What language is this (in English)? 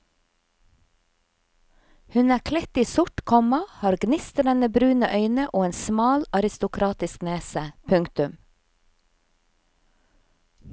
Norwegian